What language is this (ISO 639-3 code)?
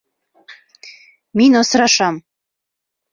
bak